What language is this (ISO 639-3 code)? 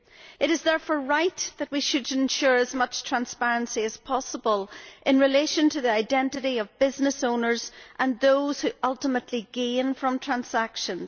eng